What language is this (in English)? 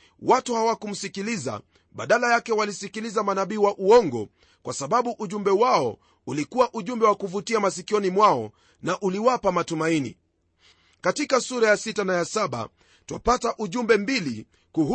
Swahili